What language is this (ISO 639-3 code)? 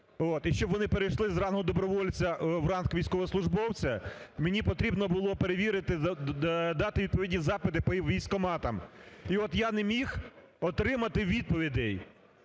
ukr